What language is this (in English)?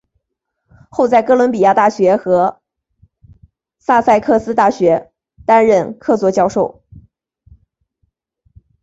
Chinese